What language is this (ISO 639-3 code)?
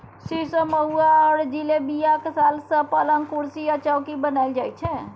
mai